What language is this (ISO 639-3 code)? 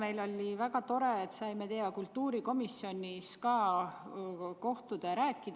est